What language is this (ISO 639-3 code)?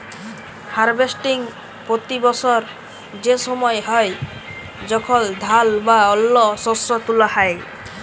ben